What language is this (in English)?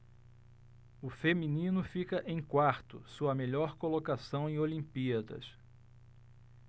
Portuguese